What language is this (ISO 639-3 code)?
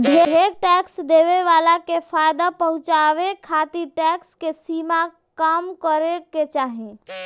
bho